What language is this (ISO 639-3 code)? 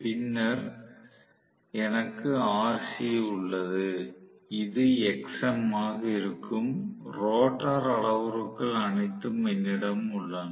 tam